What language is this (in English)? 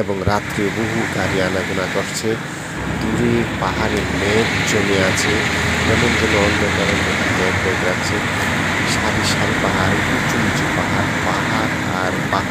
Indonesian